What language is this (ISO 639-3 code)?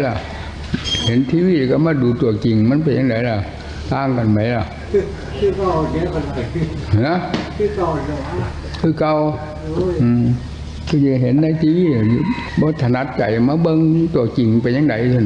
tha